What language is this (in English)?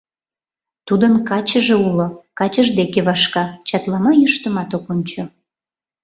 Mari